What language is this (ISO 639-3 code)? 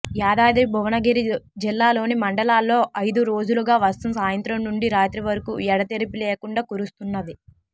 tel